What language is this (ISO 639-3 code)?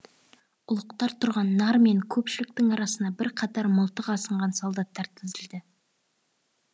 kaz